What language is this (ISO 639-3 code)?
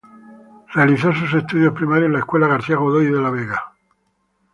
spa